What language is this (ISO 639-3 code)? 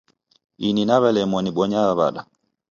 dav